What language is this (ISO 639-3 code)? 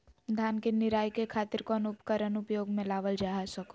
mag